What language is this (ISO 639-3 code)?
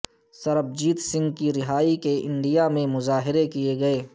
urd